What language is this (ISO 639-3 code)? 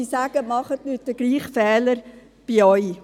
gsw